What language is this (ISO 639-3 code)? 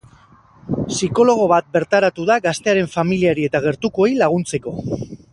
eus